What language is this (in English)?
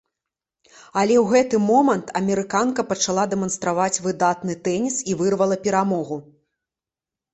Belarusian